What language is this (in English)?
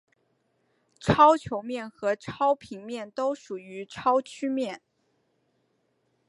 Chinese